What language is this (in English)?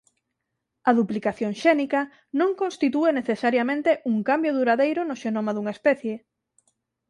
Galician